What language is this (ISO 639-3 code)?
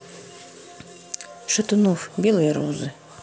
rus